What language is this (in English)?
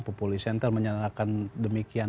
Indonesian